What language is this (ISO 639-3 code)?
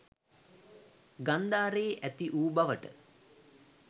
sin